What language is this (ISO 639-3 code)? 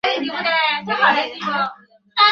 ben